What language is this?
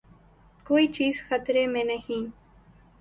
Urdu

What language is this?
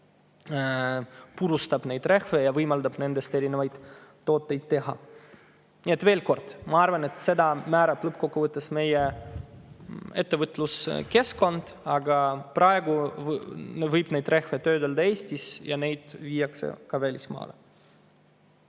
Estonian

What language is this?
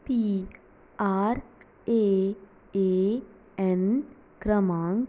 Konkani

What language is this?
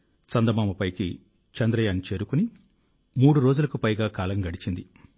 Telugu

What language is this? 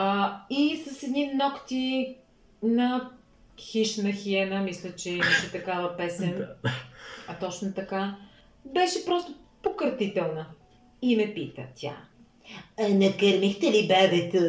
Bulgarian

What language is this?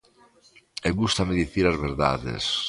Galician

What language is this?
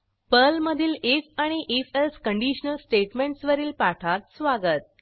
Marathi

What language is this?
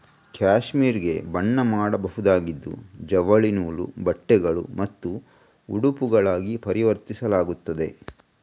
Kannada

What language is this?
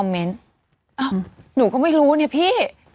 Thai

